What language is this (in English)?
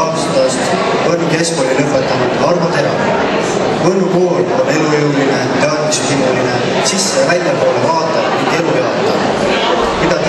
Thai